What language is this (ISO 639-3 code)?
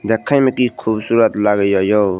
mai